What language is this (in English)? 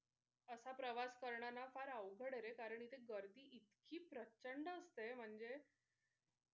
Marathi